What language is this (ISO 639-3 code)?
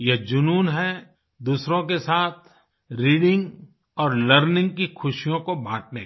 hin